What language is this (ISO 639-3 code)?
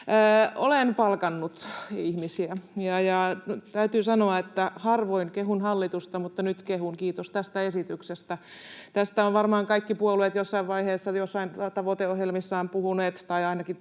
fin